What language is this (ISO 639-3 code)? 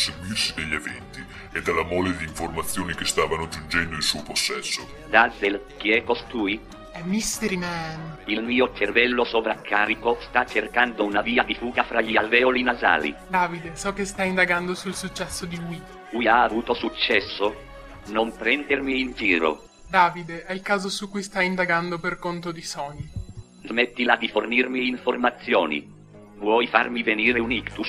ita